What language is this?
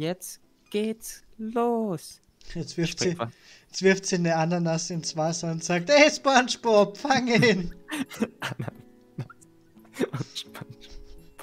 German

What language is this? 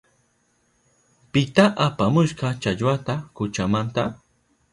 Southern Pastaza Quechua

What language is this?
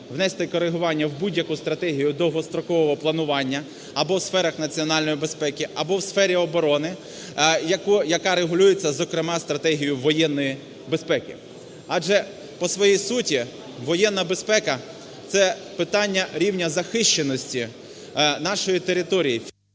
Ukrainian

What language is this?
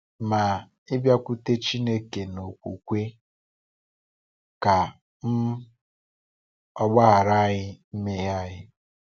Igbo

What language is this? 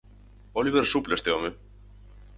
Galician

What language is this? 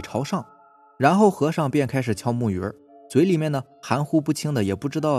Chinese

